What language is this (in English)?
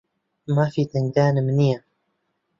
Central Kurdish